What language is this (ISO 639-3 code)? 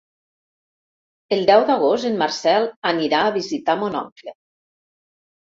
cat